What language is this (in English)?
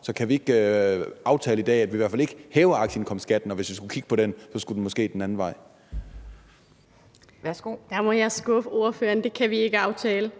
Danish